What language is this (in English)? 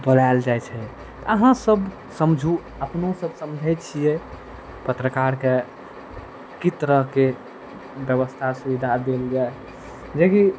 Maithili